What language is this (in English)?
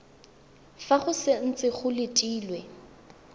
Tswana